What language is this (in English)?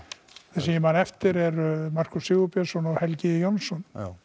Icelandic